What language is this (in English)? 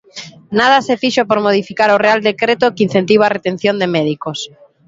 Galician